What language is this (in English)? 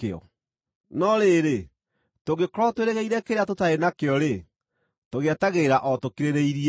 Kikuyu